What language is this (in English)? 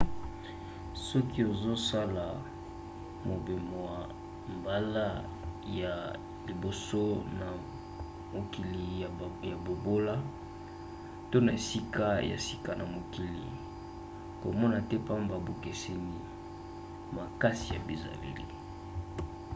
Lingala